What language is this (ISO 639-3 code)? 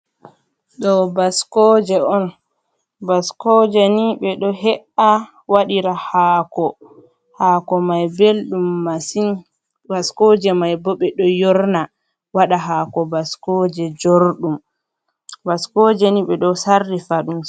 ful